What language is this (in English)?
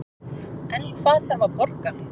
Icelandic